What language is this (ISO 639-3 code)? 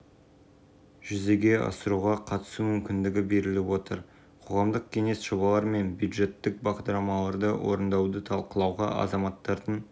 kaz